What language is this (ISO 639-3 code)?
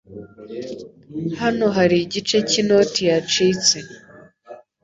kin